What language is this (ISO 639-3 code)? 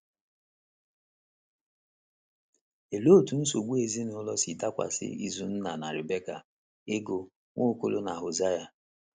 ibo